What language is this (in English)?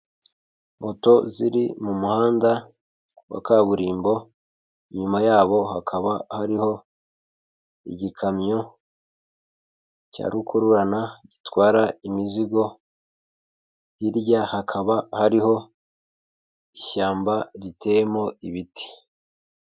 Kinyarwanda